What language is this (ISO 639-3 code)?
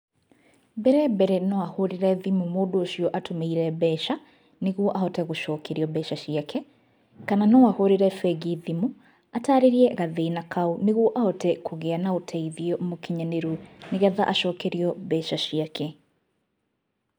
kik